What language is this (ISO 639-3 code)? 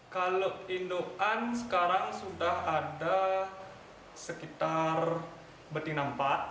ind